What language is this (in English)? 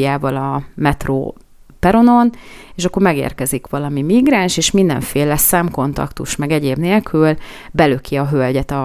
Hungarian